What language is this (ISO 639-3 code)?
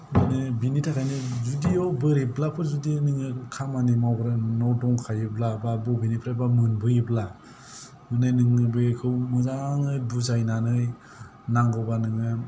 brx